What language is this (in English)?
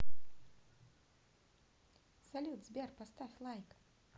Russian